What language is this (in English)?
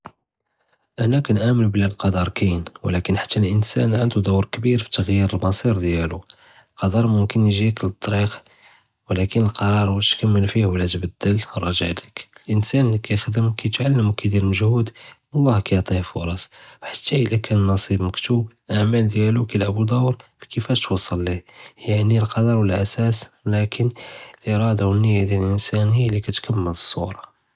Judeo-Arabic